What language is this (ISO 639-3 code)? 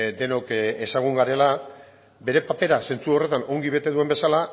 eus